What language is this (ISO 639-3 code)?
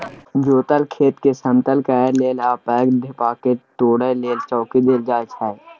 mai